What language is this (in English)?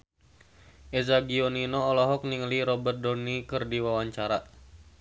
Sundanese